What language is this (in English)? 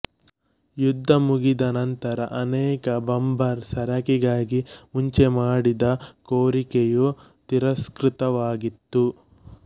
Kannada